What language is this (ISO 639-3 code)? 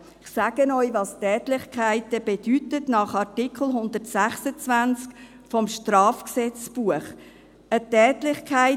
gsw